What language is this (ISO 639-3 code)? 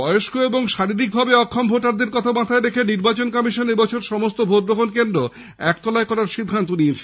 ben